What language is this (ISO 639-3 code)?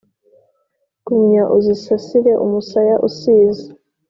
kin